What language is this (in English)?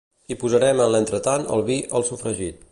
Catalan